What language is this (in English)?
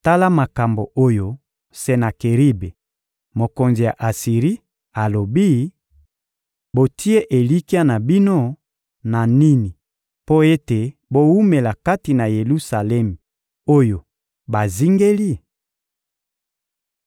Lingala